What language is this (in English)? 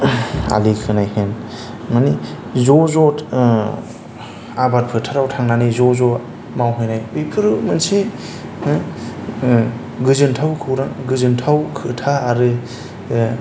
Bodo